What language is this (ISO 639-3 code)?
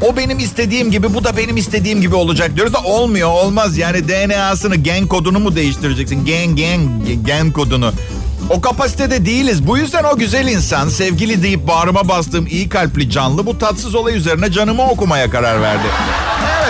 tur